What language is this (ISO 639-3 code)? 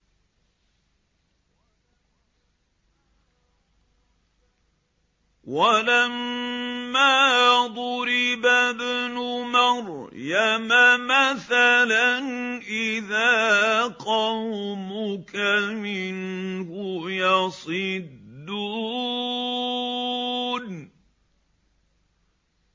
ara